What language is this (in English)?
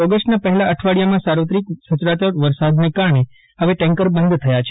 Gujarati